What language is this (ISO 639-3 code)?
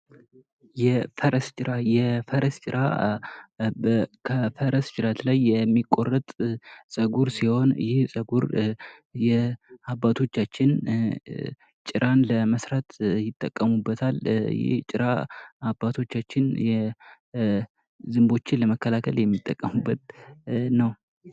amh